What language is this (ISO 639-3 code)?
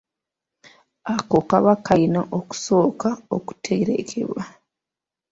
lug